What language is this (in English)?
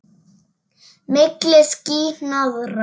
Icelandic